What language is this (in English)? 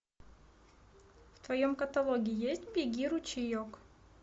Russian